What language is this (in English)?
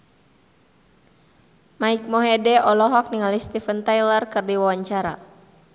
Sundanese